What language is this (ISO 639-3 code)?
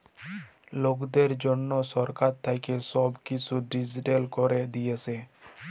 ben